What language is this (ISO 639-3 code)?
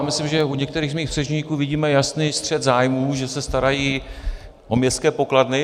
ces